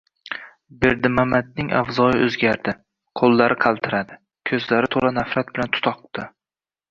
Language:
Uzbek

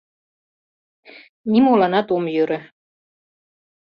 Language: Mari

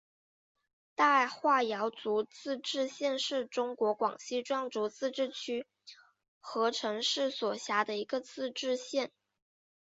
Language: Chinese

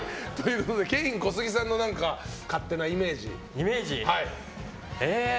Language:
Japanese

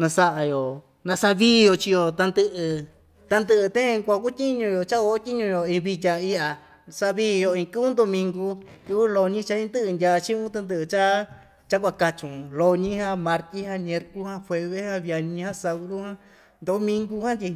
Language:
Ixtayutla Mixtec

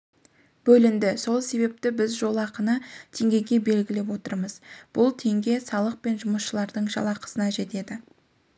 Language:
Kazakh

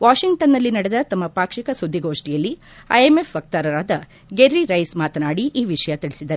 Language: Kannada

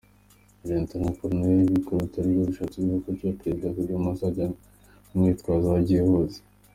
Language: Kinyarwanda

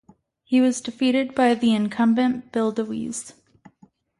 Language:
English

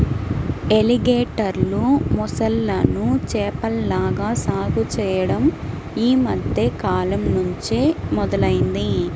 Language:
Telugu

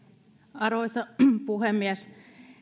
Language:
Finnish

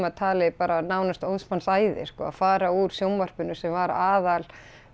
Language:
Icelandic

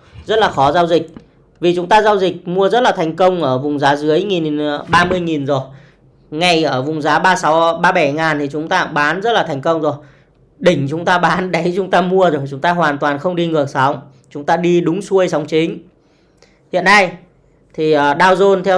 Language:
Vietnamese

